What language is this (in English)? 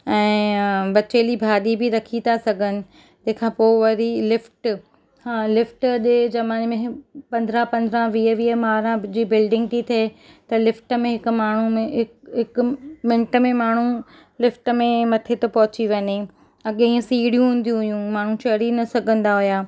Sindhi